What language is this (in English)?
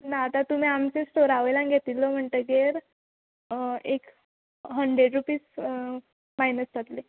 Konkani